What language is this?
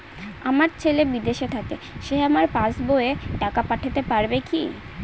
Bangla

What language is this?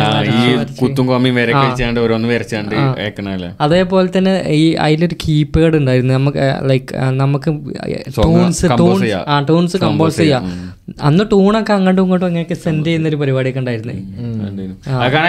Malayalam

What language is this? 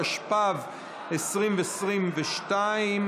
Hebrew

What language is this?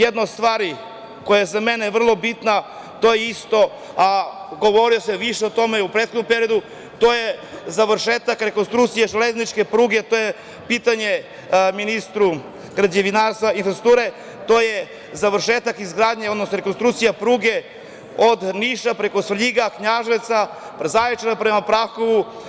Serbian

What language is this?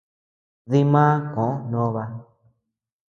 Tepeuxila Cuicatec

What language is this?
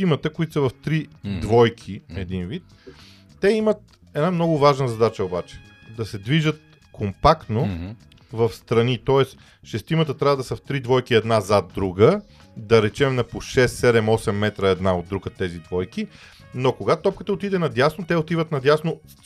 Bulgarian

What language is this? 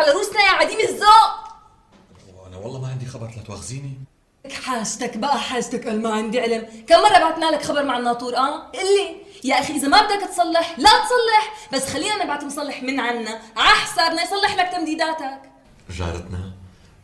Arabic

